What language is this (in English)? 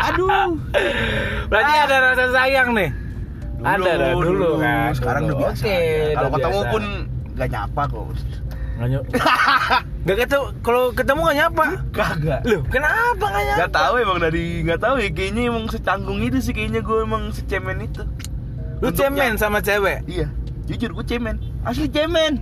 Indonesian